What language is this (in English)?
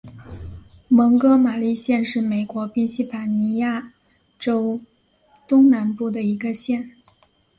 Chinese